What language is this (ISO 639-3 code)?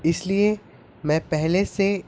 urd